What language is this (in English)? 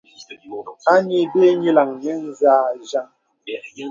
Bebele